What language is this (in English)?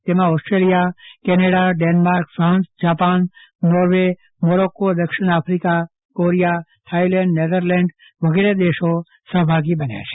Gujarati